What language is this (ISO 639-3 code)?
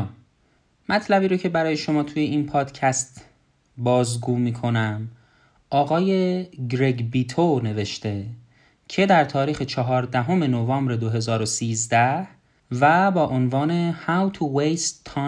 fas